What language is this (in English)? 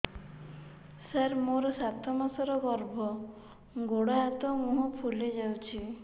Odia